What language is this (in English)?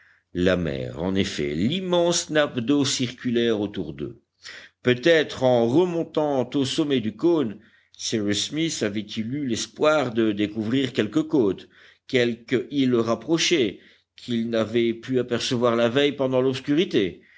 French